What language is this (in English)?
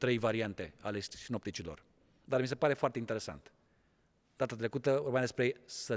Romanian